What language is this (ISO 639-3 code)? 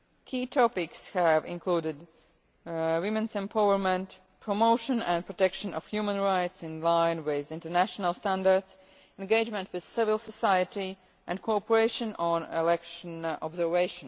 eng